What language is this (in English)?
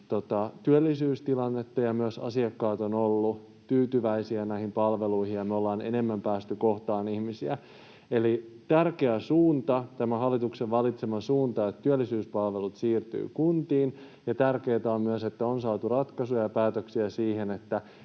Finnish